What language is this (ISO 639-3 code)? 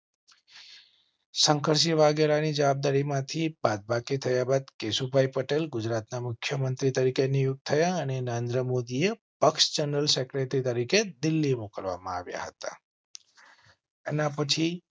guj